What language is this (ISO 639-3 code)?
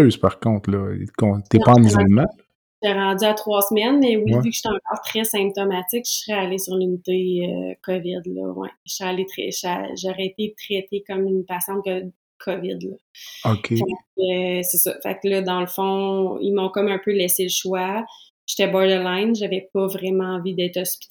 fra